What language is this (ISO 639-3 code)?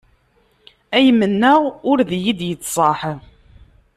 kab